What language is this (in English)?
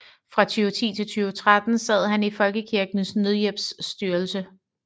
Danish